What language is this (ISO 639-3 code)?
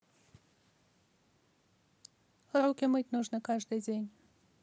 rus